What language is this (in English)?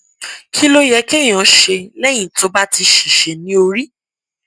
Yoruba